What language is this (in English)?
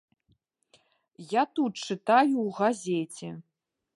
Belarusian